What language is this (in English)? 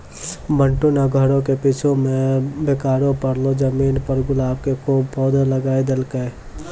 Maithili